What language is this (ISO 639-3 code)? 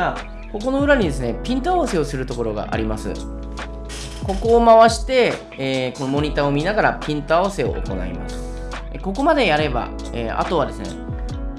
jpn